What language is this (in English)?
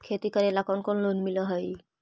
Magahi